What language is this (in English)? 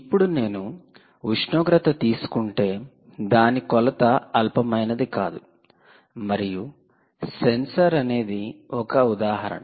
Telugu